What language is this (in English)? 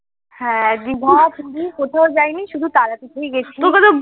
Bangla